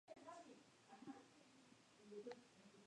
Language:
Spanish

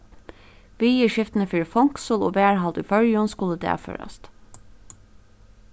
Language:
Faroese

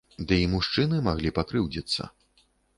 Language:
Belarusian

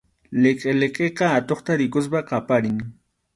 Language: Arequipa-La Unión Quechua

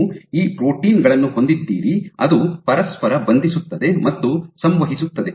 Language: Kannada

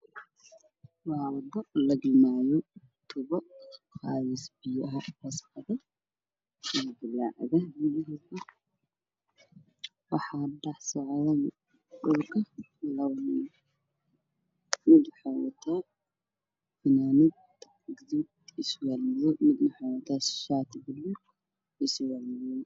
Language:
Somali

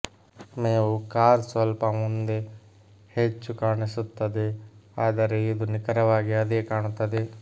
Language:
Kannada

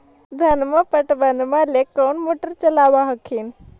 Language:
Magahi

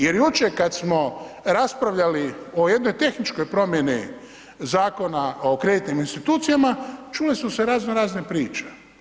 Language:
Croatian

